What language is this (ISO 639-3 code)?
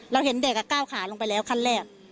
tha